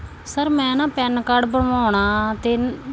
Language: Punjabi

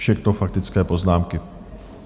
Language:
Czech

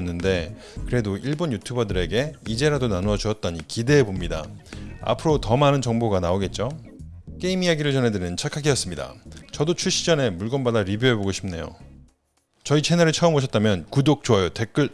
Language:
Korean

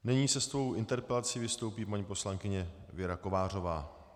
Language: Czech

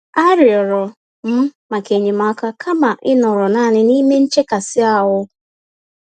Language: Igbo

